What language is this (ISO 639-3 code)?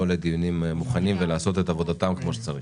heb